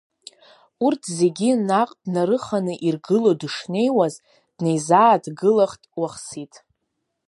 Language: Abkhazian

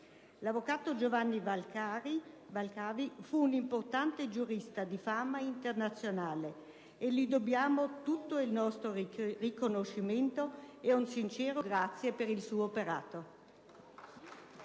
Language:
Italian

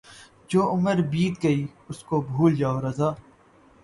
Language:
Urdu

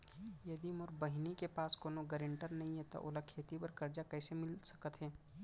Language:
Chhattisgarhi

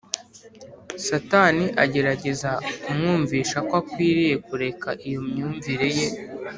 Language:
Kinyarwanda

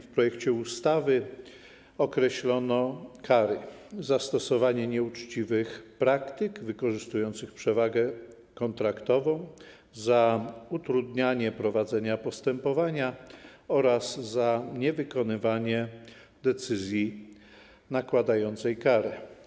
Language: Polish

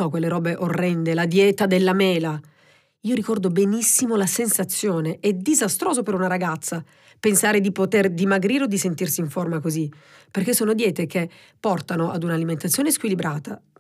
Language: Italian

